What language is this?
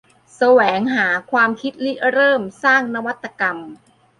Thai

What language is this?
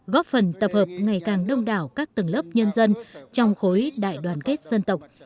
Vietnamese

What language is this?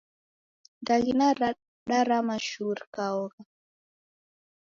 Taita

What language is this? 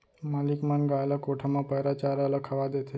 Chhattisgarhi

